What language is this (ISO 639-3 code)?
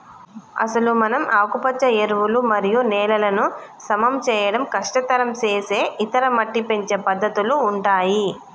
tel